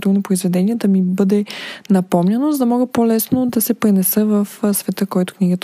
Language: Bulgarian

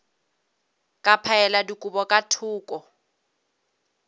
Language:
Northern Sotho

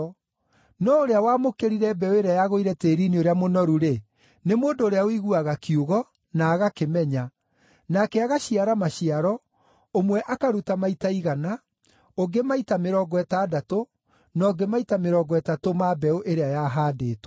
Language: Kikuyu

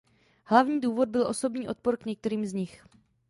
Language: Czech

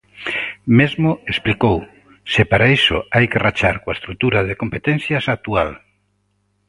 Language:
Galician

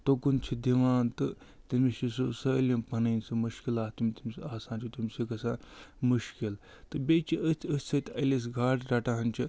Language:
Kashmiri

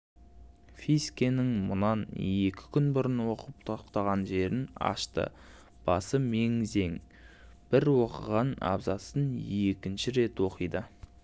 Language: Kazakh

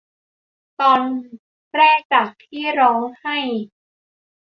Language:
Thai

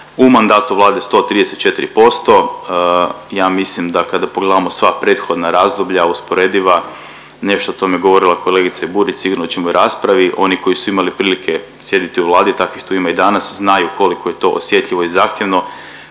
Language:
Croatian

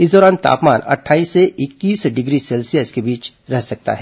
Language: Hindi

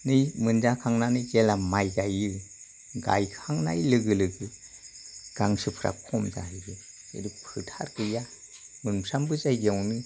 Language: Bodo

